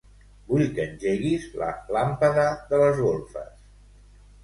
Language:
Catalan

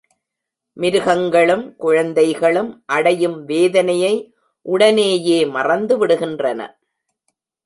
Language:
Tamil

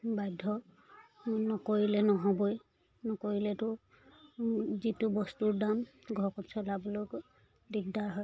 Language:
Assamese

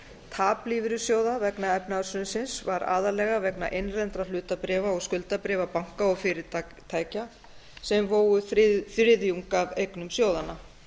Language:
Icelandic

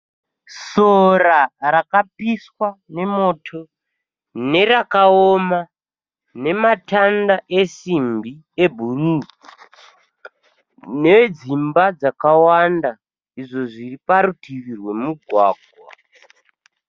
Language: Shona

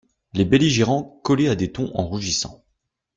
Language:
French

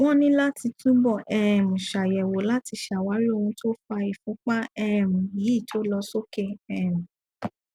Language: Yoruba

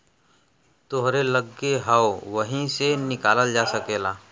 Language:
Bhojpuri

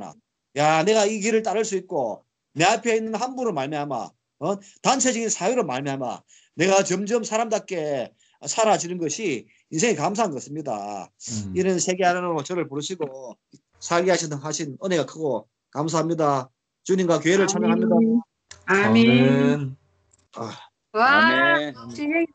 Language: Korean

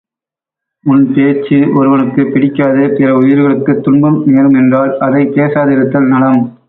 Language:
Tamil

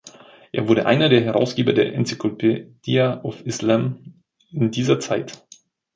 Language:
German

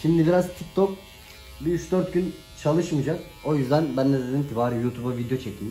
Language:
Turkish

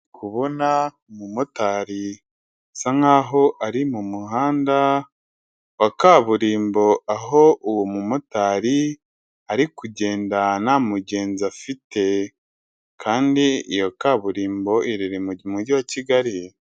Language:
Kinyarwanda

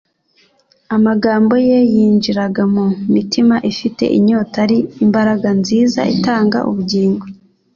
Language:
Kinyarwanda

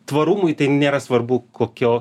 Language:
Lithuanian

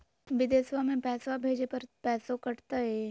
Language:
Magahi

